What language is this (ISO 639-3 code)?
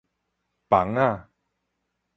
nan